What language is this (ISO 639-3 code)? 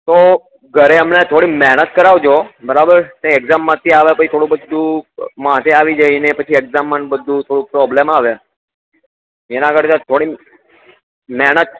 guj